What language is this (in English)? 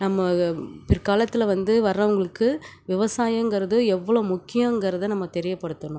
Tamil